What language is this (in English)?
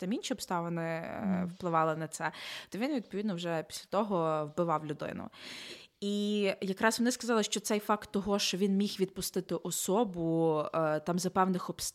Ukrainian